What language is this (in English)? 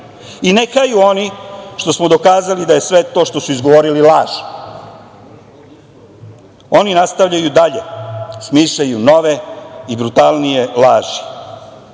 Serbian